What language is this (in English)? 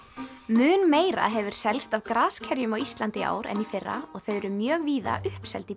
Icelandic